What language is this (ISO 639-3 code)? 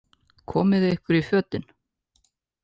isl